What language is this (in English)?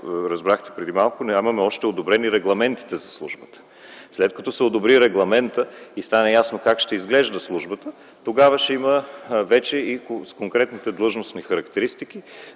Bulgarian